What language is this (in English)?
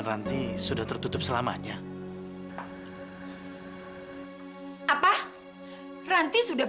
Indonesian